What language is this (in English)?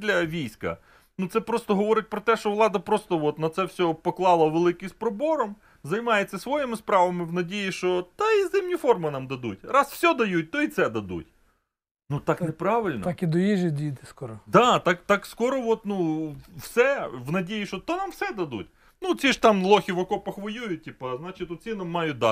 Ukrainian